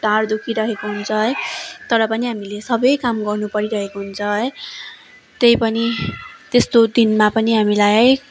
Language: Nepali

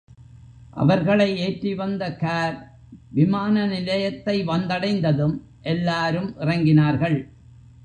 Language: Tamil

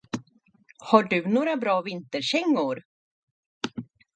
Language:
Swedish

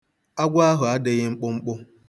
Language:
Igbo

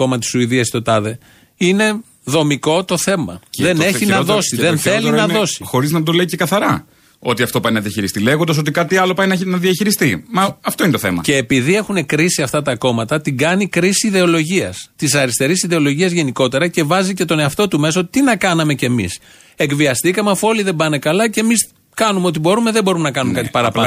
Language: Greek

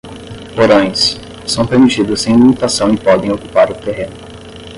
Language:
Portuguese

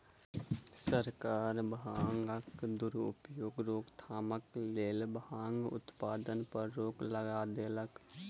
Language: Maithili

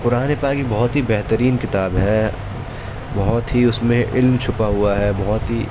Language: Urdu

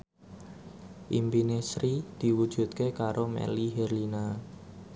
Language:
Javanese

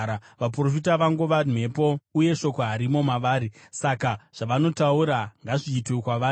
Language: Shona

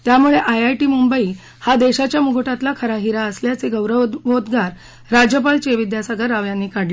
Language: Marathi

